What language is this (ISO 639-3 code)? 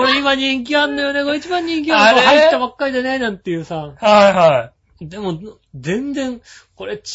jpn